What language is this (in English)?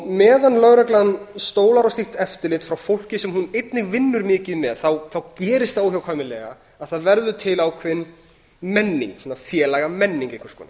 Icelandic